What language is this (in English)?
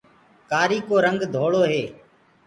Gurgula